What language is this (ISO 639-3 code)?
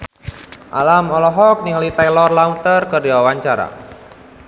sun